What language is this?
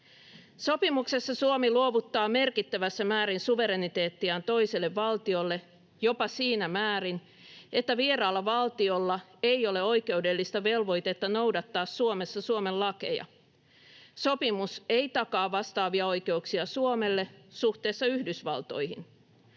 Finnish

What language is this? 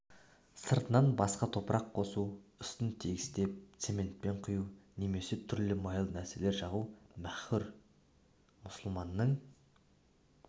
Kazakh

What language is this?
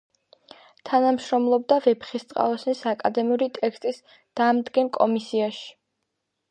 Georgian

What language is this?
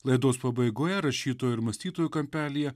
Lithuanian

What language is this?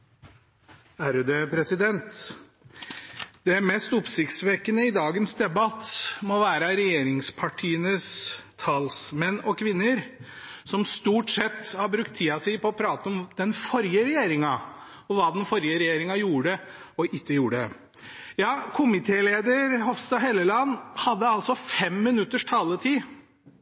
Norwegian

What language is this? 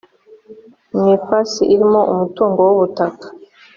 Kinyarwanda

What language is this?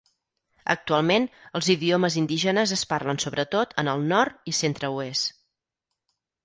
Catalan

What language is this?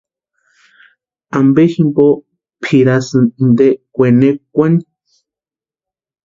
Western Highland Purepecha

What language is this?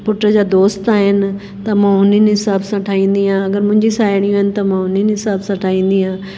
Sindhi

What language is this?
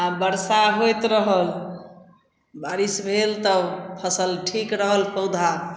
Maithili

